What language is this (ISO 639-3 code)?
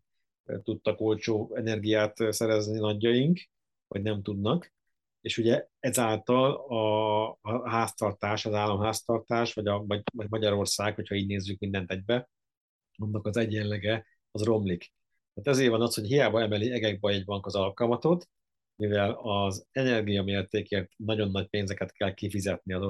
hun